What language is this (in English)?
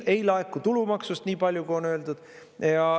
Estonian